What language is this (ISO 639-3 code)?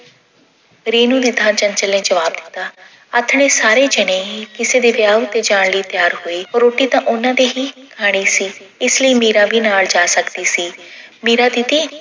pan